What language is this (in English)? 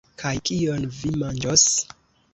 Esperanto